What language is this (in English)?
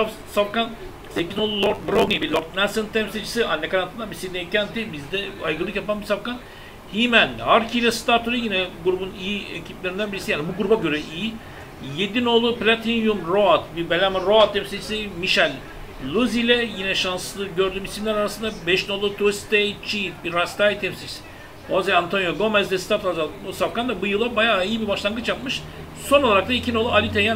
Turkish